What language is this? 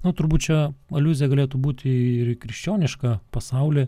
Lithuanian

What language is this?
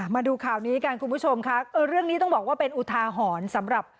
Thai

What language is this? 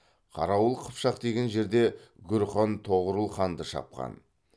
Kazakh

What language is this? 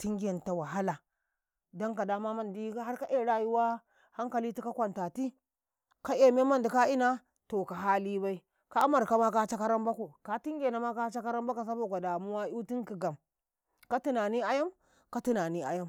Karekare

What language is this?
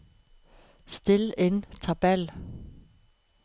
Norwegian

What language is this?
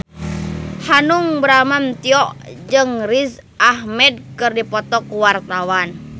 Sundanese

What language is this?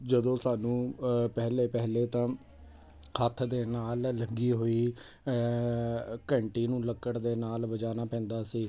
Punjabi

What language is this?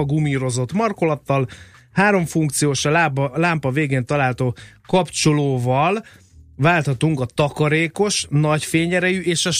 Hungarian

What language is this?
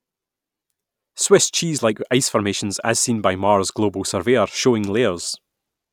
English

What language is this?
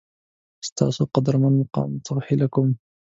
Pashto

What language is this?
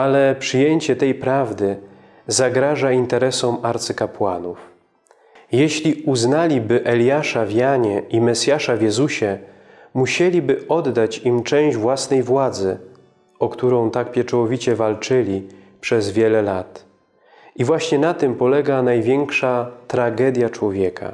Polish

